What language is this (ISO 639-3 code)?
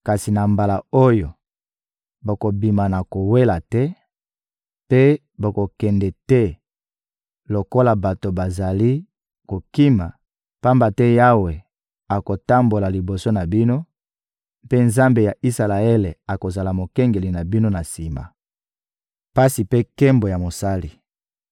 lin